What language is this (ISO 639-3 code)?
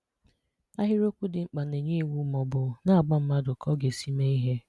ibo